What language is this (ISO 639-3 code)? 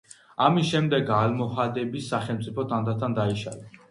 kat